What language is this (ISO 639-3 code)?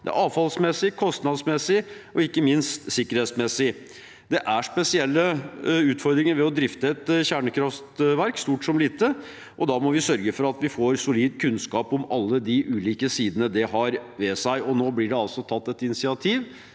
nor